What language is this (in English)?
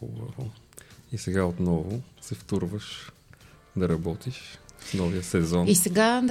Bulgarian